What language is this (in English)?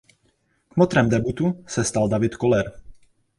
Czech